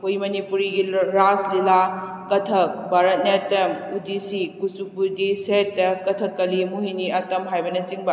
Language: Manipuri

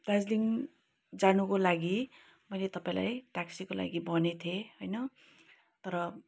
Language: Nepali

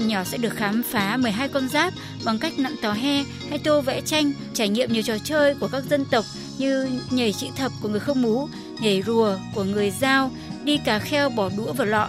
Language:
Vietnamese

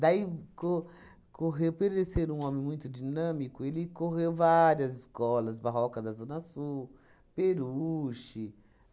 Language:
Portuguese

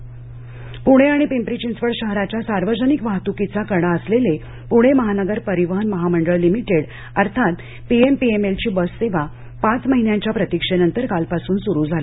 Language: Marathi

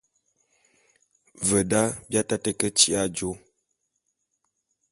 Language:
Bulu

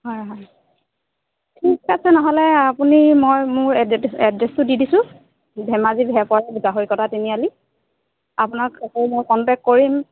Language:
Assamese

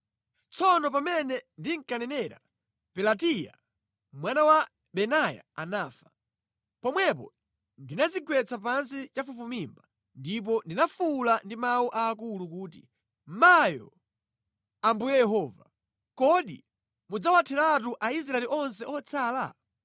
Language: Nyanja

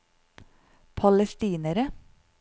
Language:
Norwegian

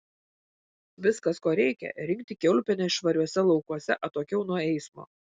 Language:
Lithuanian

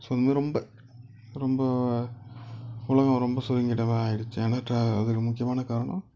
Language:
Tamil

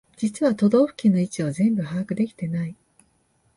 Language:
Japanese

